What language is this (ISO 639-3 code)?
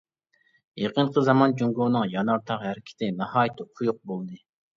uig